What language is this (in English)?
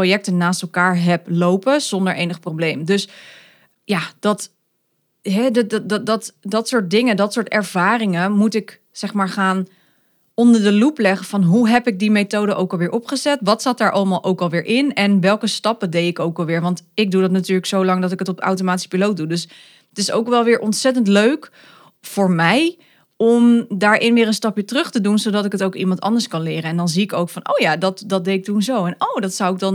Dutch